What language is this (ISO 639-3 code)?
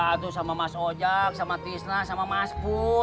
ind